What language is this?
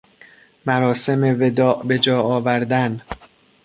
Persian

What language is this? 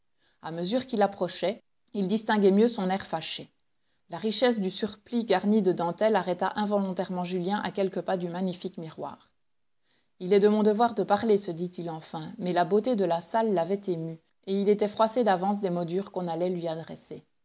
French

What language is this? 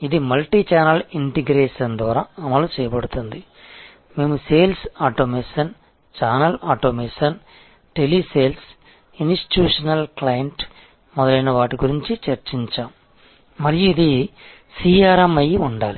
Telugu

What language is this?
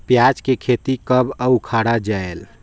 Chhattisgarhi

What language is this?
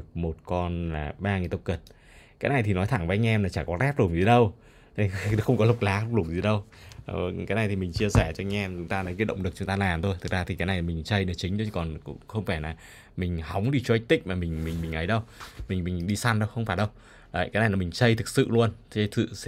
Vietnamese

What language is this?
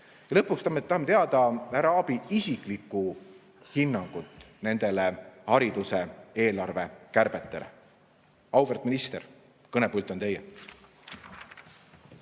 Estonian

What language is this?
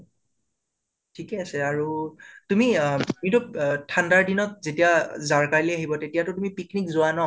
Assamese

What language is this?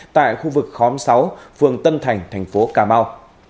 Vietnamese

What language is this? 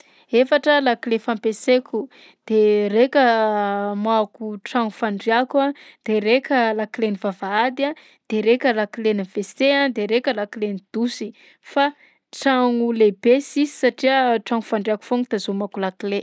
Southern Betsimisaraka Malagasy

